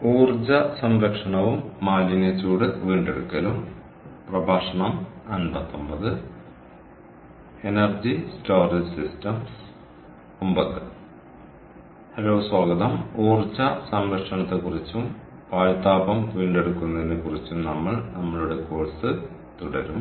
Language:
Malayalam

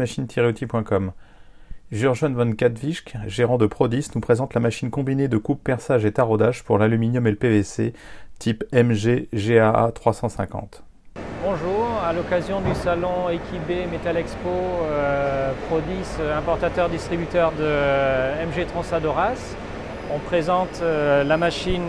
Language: French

